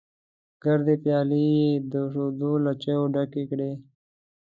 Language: Pashto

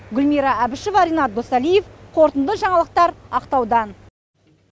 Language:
Kazakh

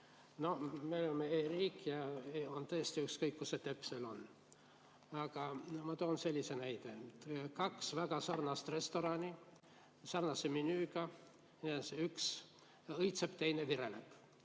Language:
Estonian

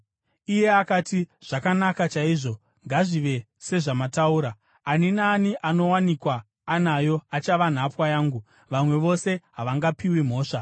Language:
Shona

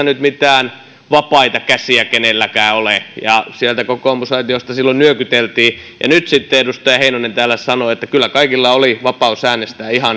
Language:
Finnish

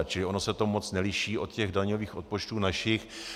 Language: Czech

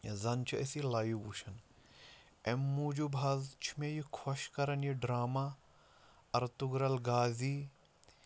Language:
Kashmiri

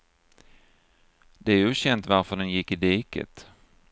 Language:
Swedish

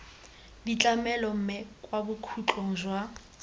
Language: Tswana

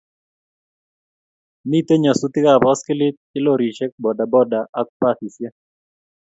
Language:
Kalenjin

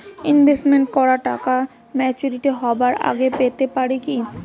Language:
Bangla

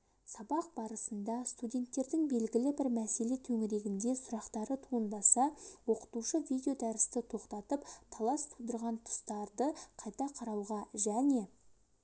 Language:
Kazakh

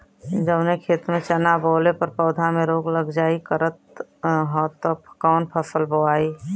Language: Bhojpuri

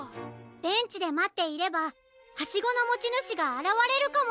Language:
Japanese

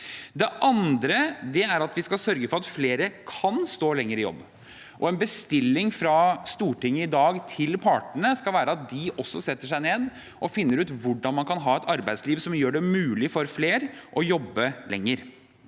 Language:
Norwegian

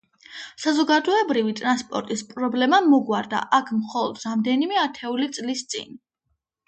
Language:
Georgian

